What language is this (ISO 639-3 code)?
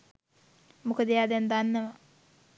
sin